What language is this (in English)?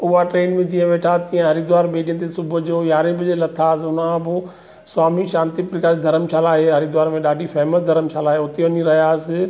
Sindhi